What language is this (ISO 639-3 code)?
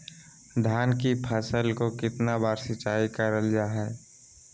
mag